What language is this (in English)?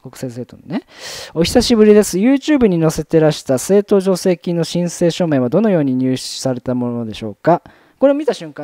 Japanese